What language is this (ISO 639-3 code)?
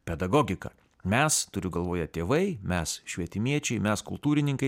lit